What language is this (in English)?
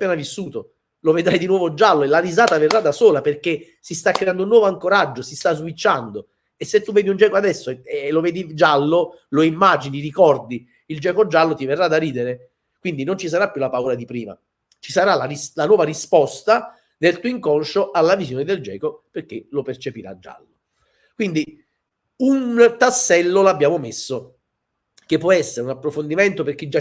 Italian